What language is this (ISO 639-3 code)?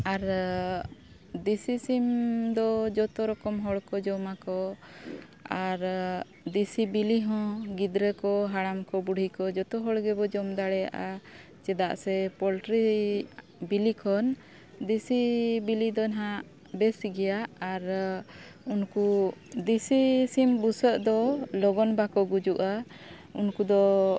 sat